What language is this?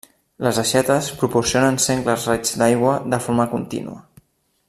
Catalan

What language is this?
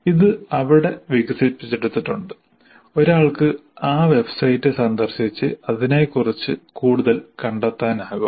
Malayalam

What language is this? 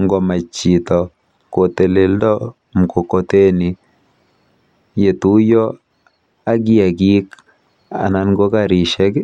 Kalenjin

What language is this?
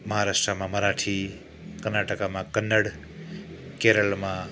Nepali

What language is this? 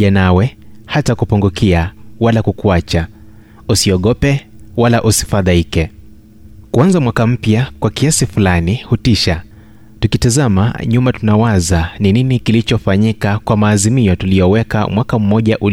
Swahili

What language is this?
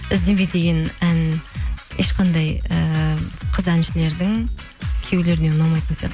Kazakh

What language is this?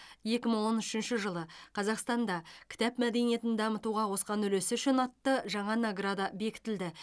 Kazakh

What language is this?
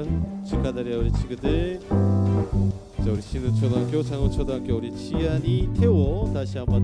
Korean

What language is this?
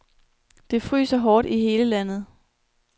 Danish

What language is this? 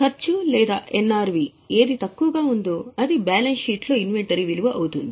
Telugu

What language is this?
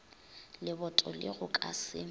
Northern Sotho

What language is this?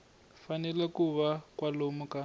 Tsonga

